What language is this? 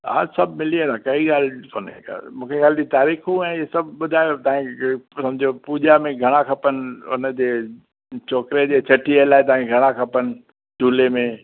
Sindhi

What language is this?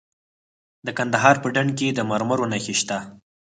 Pashto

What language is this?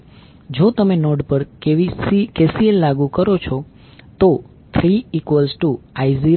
Gujarati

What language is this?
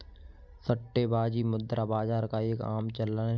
Hindi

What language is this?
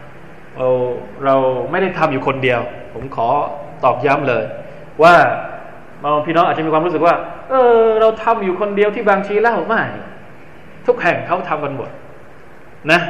Thai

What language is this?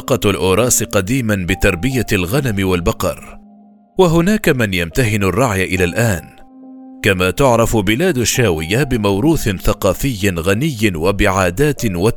Arabic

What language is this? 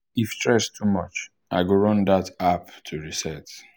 Nigerian Pidgin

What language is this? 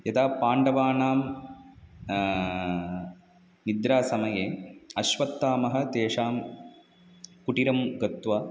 Sanskrit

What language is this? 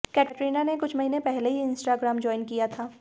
Hindi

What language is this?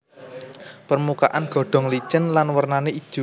Javanese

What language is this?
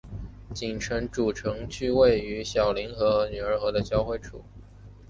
Chinese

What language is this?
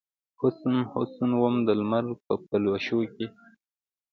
Pashto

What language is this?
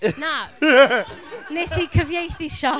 Welsh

